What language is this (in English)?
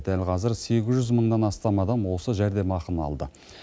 Kazakh